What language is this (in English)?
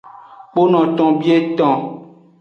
Aja (Benin)